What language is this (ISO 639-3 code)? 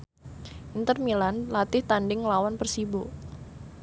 jav